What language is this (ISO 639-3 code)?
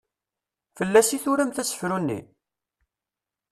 kab